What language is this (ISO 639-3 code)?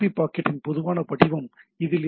tam